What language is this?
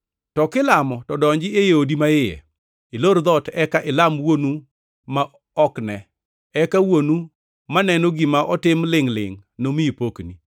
Luo (Kenya and Tanzania)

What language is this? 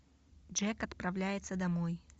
Russian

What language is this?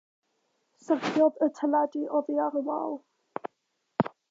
Welsh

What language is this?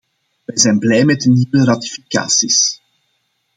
Dutch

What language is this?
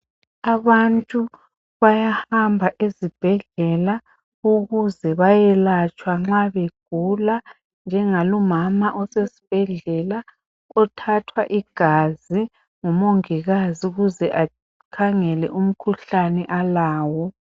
North Ndebele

